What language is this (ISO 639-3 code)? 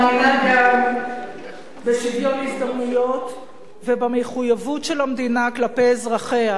heb